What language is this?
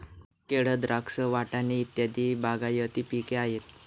Marathi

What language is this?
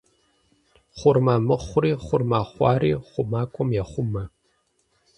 Kabardian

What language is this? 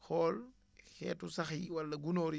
Wolof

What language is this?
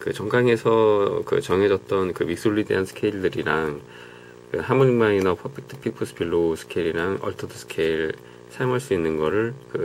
Korean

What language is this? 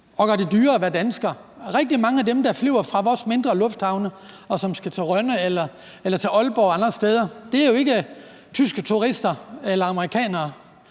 Danish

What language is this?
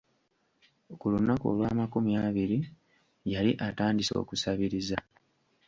Ganda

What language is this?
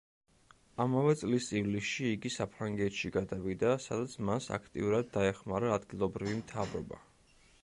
Georgian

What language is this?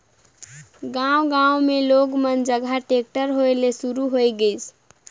Chhattisgarhi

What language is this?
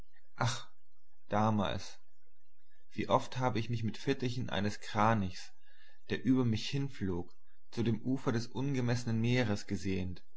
German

